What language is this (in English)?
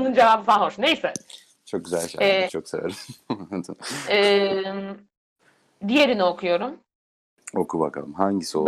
Turkish